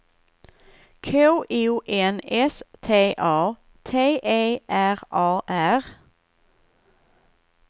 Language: Swedish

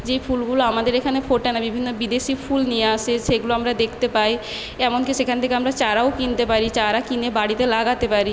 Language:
Bangla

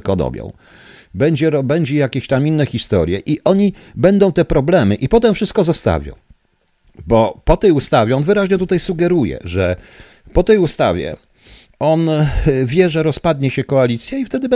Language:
Polish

